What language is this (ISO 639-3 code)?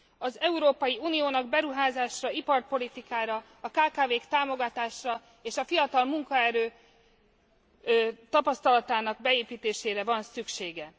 hun